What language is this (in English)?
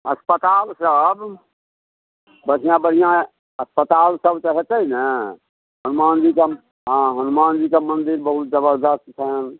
Maithili